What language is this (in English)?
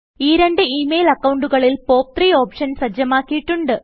Malayalam